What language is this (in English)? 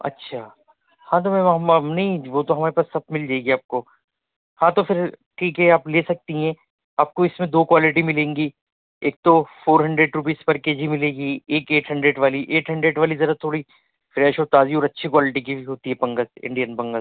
Urdu